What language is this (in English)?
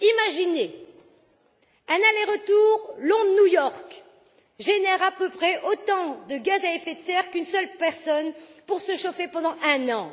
French